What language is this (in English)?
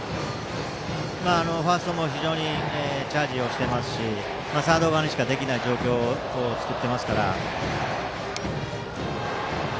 Japanese